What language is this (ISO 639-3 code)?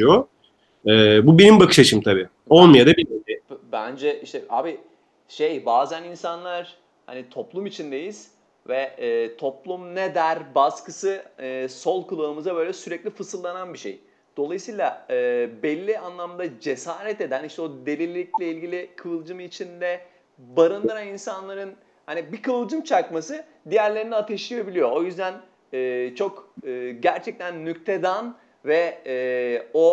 tur